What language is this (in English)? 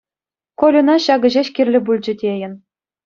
Chuvash